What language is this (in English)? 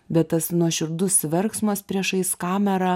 Lithuanian